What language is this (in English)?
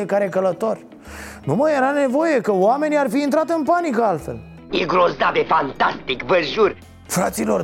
Romanian